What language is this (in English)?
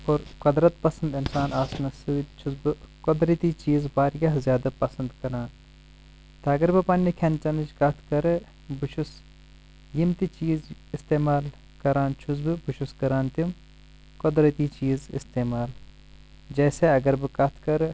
Kashmiri